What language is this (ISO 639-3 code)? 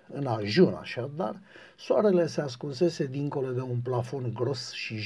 ron